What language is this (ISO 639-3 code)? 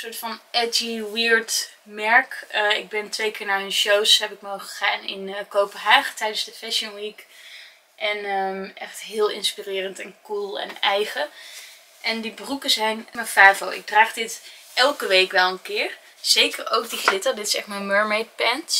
nld